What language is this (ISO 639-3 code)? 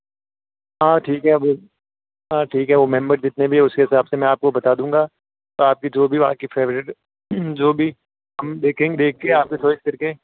hin